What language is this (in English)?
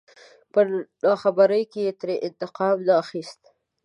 Pashto